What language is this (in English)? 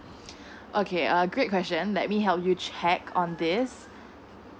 English